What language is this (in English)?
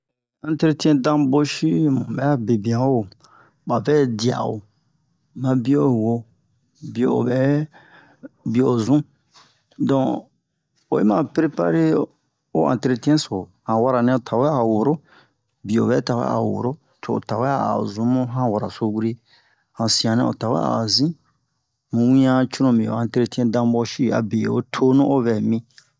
Bomu